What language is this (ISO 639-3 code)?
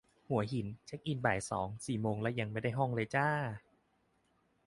tha